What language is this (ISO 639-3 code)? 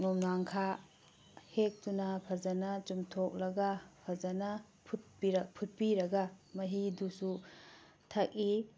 mni